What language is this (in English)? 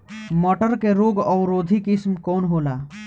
Bhojpuri